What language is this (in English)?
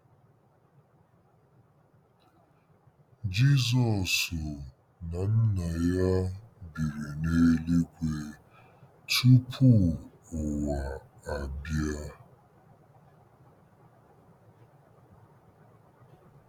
Igbo